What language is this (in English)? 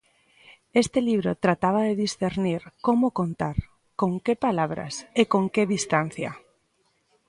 Galician